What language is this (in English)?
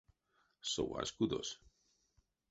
Erzya